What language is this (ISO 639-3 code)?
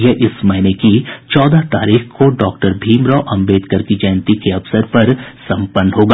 hin